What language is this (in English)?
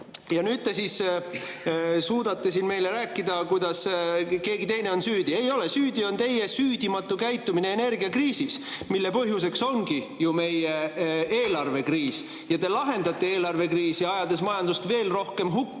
Estonian